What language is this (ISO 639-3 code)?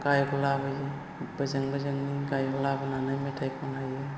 brx